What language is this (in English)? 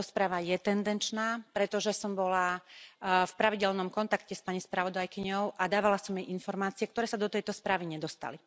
Slovak